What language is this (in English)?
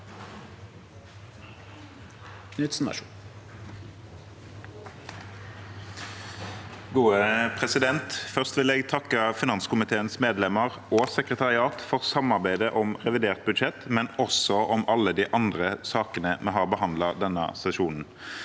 Norwegian